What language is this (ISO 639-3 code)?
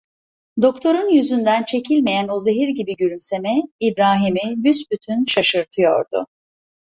tur